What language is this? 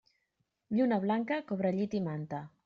Catalan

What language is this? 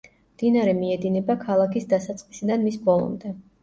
Georgian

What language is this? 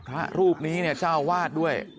Thai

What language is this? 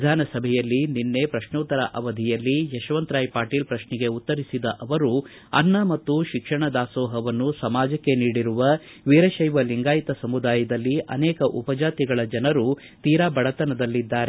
Kannada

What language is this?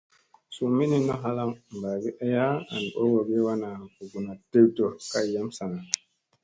Musey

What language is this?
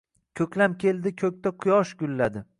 Uzbek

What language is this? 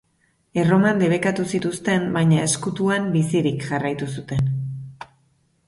Basque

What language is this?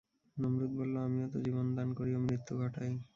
Bangla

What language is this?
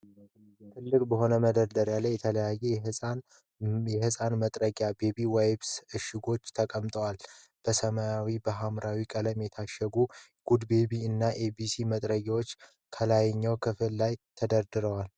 Amharic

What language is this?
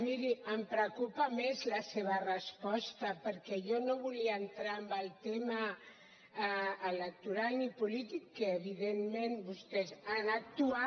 Catalan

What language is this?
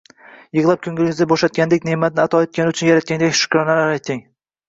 Uzbek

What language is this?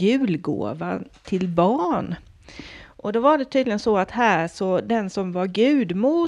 Swedish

